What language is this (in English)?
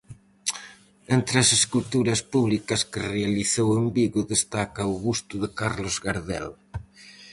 Galician